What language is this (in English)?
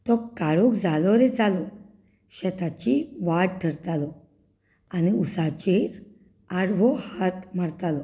Konkani